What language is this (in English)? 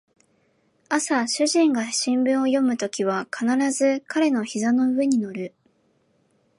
Japanese